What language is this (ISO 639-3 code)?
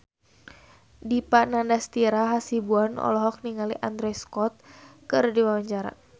sun